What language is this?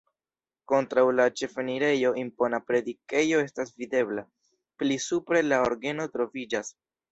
Esperanto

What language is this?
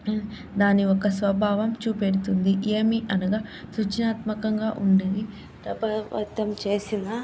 Telugu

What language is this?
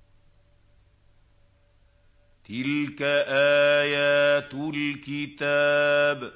Arabic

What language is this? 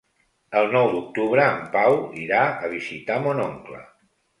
Catalan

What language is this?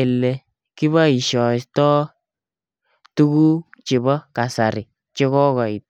Kalenjin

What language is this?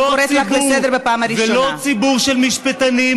Hebrew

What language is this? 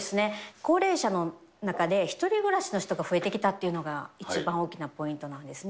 Japanese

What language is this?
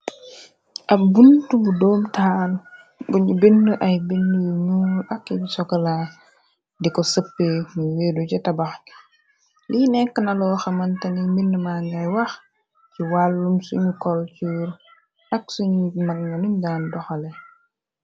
Wolof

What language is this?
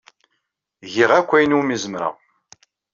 Kabyle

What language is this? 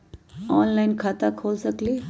Magahi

